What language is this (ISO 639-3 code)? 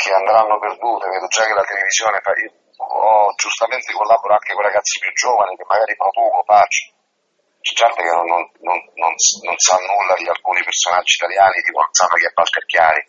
ita